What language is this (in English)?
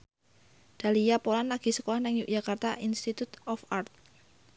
Javanese